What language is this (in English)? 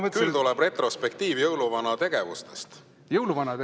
Estonian